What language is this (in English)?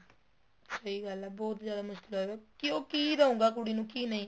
Punjabi